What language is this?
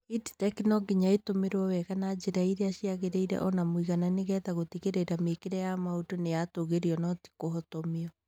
Kikuyu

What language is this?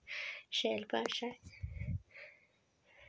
Dogri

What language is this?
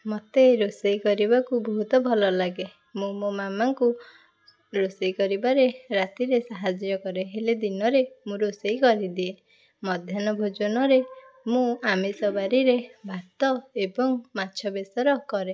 Odia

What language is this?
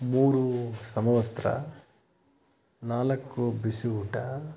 Kannada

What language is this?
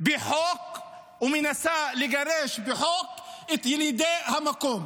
Hebrew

